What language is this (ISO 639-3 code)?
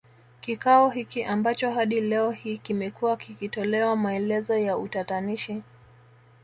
swa